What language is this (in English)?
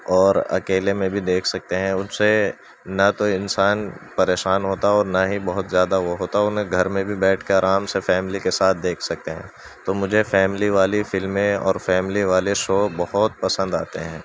Urdu